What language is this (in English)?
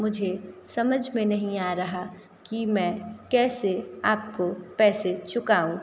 Hindi